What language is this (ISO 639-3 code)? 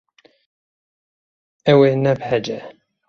kur